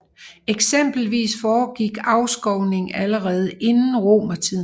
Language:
Danish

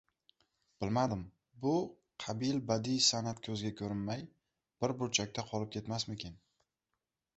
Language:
Uzbek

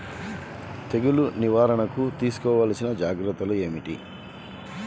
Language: Telugu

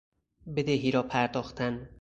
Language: Persian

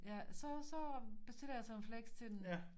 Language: Danish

